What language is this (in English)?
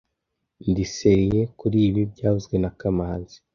Kinyarwanda